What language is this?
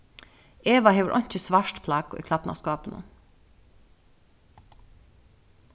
Faroese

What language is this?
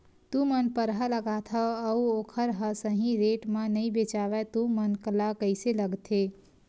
Chhattisgarhi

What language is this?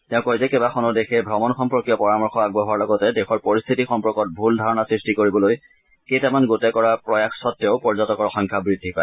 Assamese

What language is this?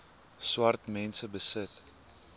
Afrikaans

